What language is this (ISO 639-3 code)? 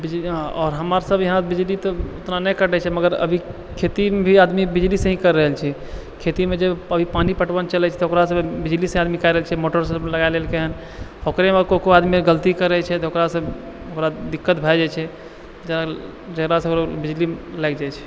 mai